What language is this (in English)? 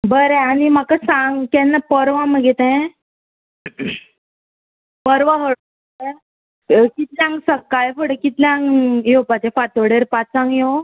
Konkani